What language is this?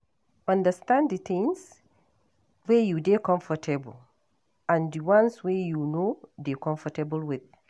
Nigerian Pidgin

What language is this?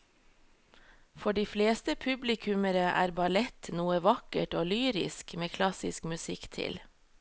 Norwegian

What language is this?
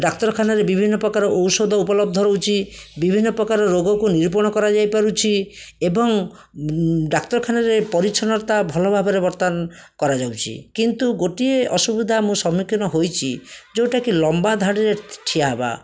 Odia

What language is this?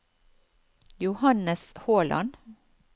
Norwegian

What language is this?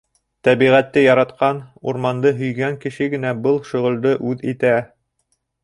Bashkir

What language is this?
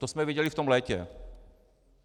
Czech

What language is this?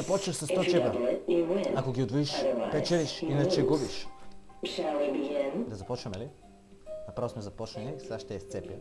Bulgarian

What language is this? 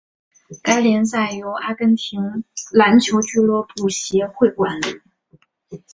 Chinese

